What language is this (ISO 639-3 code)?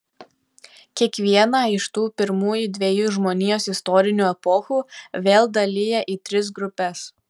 lit